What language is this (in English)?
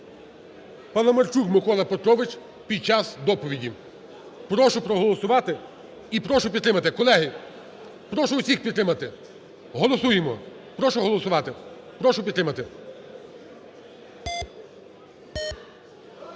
Ukrainian